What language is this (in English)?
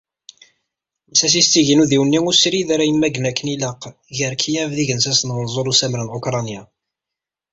Kabyle